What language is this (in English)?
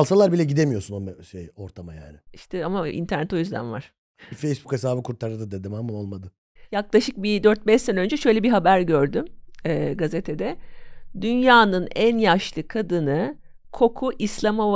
Turkish